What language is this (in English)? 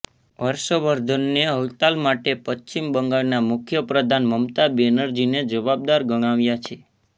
Gujarati